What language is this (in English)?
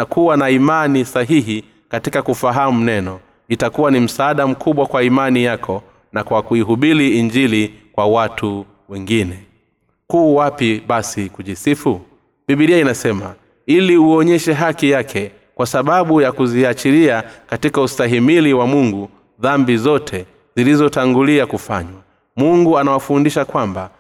Swahili